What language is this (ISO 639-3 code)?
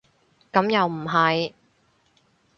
yue